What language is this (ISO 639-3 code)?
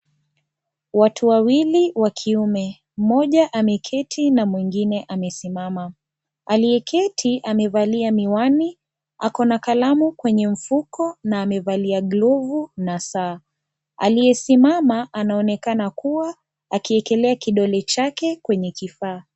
swa